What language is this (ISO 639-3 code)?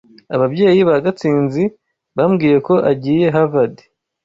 kin